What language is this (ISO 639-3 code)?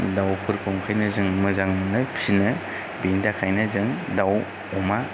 brx